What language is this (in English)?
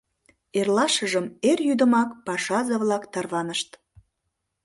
Mari